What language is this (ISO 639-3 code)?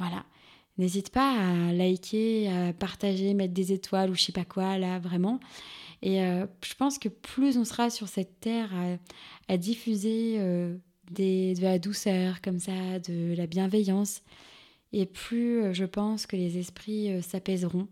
fra